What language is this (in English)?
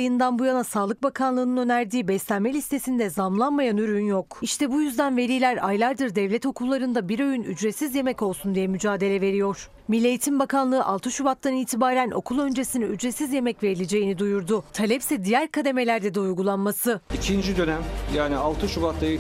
Turkish